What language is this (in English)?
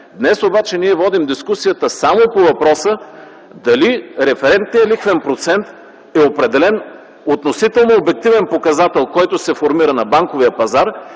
Bulgarian